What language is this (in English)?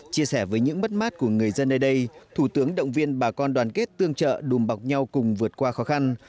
Vietnamese